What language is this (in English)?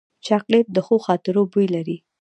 Pashto